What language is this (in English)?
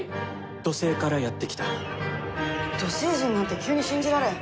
Japanese